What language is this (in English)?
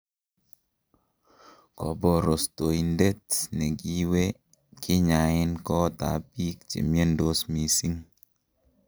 Kalenjin